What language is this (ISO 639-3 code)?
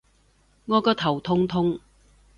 yue